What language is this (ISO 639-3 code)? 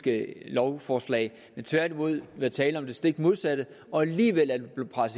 dan